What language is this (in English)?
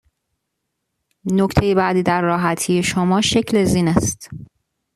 Persian